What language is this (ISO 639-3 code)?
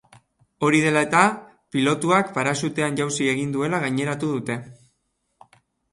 eus